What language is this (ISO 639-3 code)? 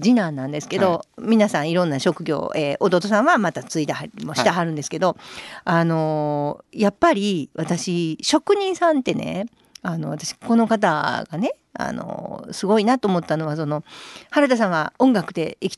jpn